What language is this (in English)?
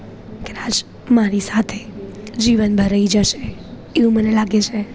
Gujarati